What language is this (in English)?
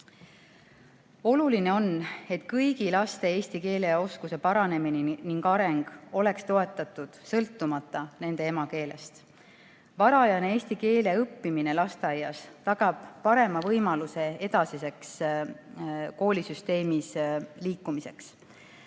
Estonian